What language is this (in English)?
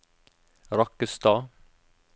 Norwegian